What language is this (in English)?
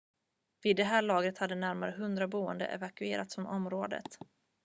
Swedish